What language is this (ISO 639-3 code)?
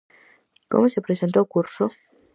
glg